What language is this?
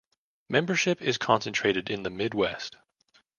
English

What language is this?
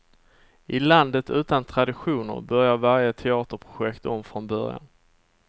Swedish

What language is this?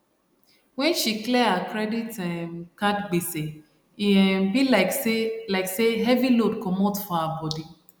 Nigerian Pidgin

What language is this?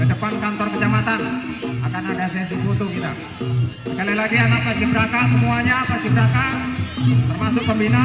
Indonesian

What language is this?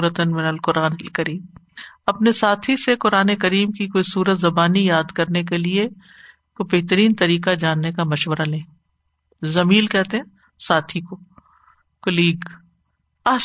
Urdu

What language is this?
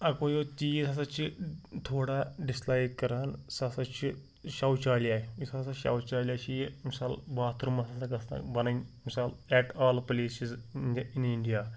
Kashmiri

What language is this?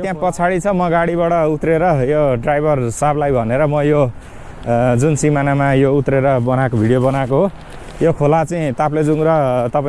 Indonesian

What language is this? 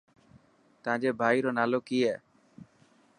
Dhatki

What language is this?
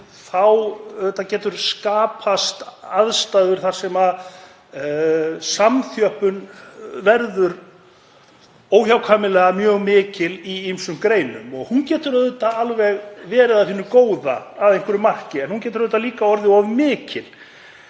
Icelandic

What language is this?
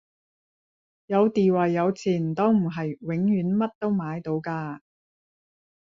Cantonese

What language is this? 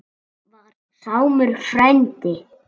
Icelandic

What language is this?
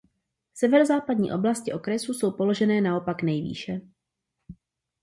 Czech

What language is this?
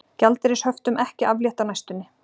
Icelandic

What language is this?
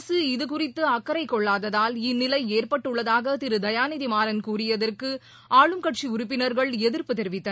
Tamil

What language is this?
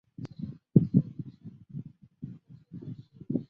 Chinese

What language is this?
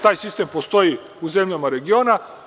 Serbian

